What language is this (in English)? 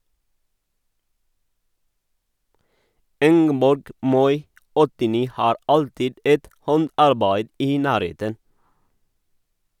Norwegian